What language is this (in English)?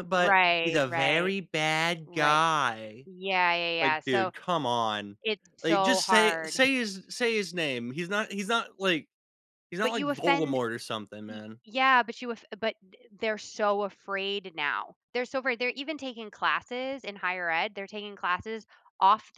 English